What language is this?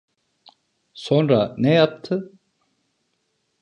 Turkish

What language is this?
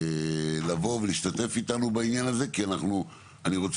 Hebrew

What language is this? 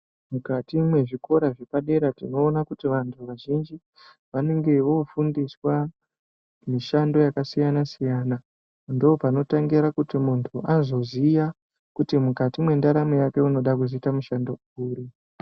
Ndau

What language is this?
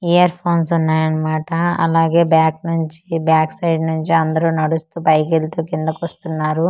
Telugu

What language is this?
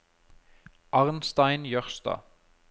Norwegian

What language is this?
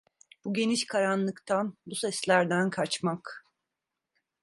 Turkish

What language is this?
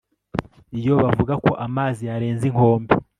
Kinyarwanda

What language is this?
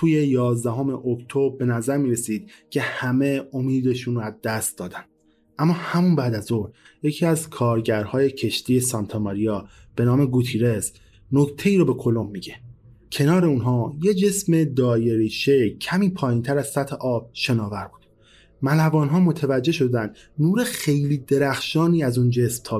Persian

